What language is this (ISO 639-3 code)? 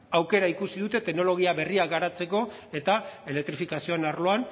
eus